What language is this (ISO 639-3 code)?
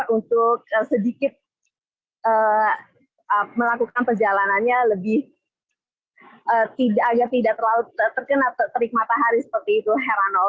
ind